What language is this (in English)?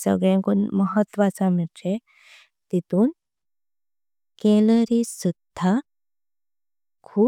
Konkani